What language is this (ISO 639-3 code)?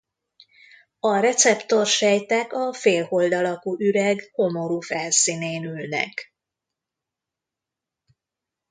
hun